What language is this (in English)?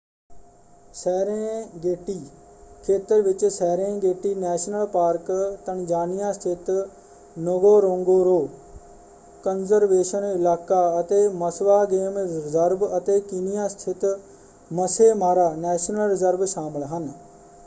Punjabi